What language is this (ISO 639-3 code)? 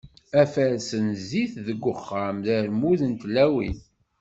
kab